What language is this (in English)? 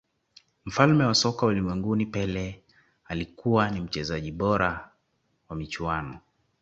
Swahili